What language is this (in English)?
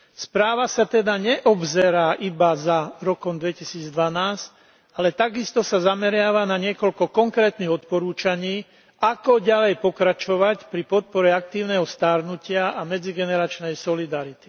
Slovak